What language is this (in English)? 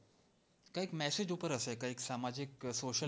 Gujarati